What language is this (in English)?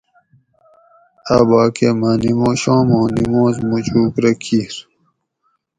Gawri